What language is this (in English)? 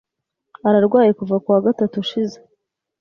Kinyarwanda